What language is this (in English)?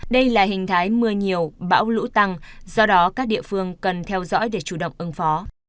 Vietnamese